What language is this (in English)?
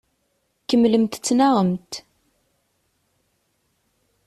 Kabyle